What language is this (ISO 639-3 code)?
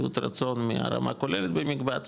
heb